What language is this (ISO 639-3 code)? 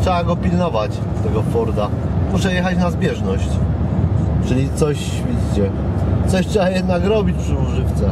pol